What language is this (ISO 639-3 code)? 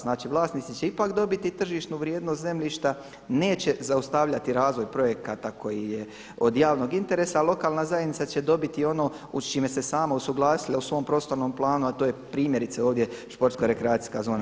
hrv